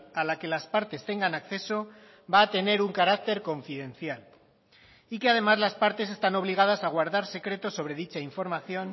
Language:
Spanish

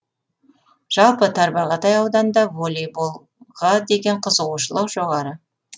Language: Kazakh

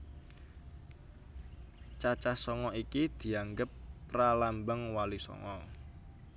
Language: Javanese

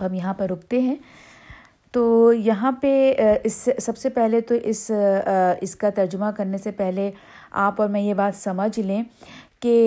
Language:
Urdu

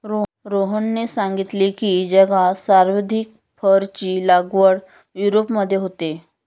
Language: Marathi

